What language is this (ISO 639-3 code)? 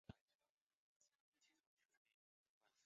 zho